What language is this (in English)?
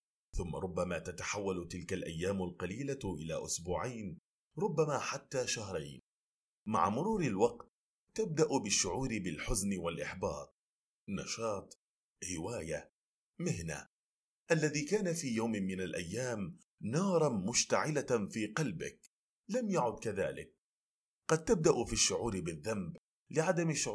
Arabic